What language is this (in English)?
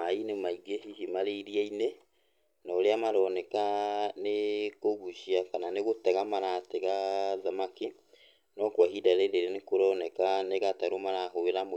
Kikuyu